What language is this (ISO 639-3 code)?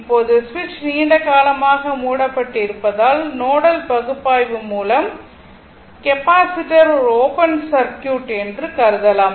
tam